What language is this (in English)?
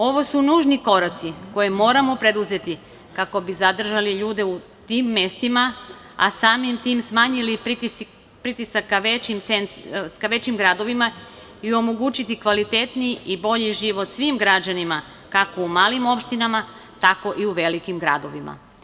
Serbian